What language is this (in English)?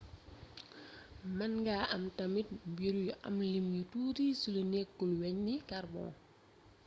Wolof